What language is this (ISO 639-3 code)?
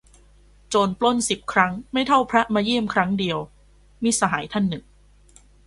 tha